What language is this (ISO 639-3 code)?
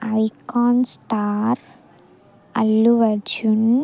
tel